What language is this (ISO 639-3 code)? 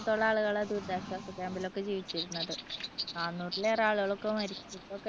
mal